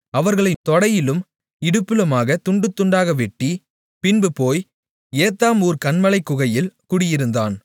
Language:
Tamil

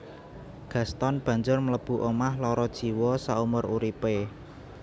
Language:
Javanese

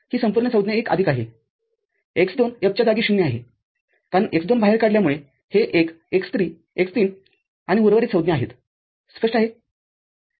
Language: Marathi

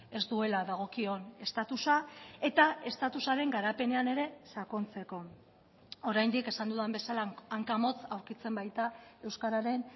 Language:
Basque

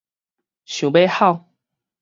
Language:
Min Nan Chinese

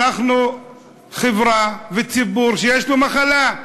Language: Hebrew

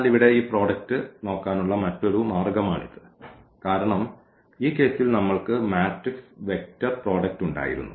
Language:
Malayalam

